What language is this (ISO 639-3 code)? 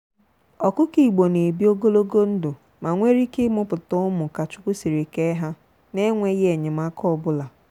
ibo